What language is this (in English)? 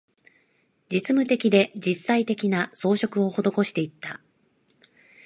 Japanese